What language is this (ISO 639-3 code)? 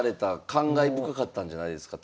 jpn